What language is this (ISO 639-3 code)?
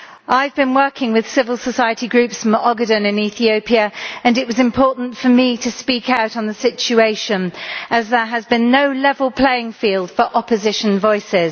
eng